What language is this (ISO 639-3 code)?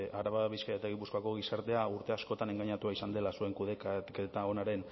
eus